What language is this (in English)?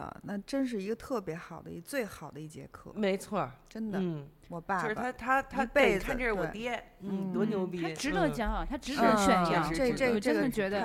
Chinese